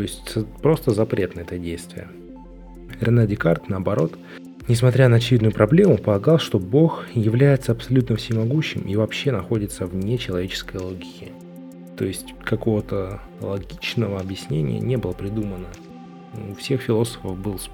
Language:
Russian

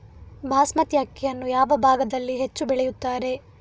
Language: Kannada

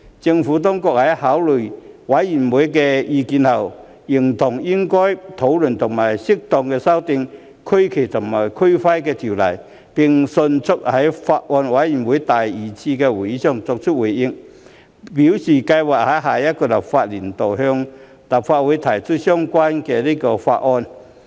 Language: Cantonese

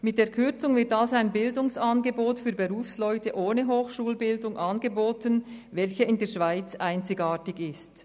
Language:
Swiss German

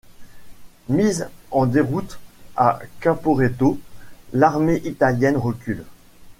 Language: French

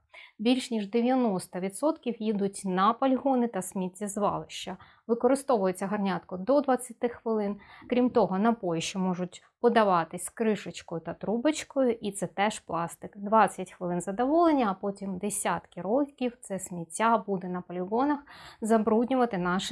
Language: Ukrainian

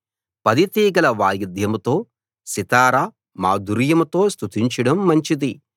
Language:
Telugu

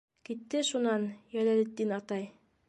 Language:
Bashkir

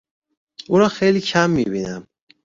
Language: Persian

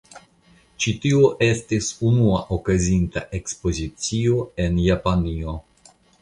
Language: Esperanto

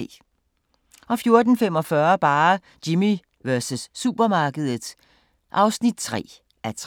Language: Danish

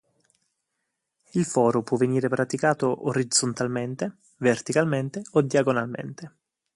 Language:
Italian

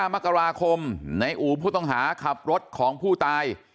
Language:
Thai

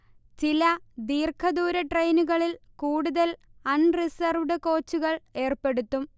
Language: Malayalam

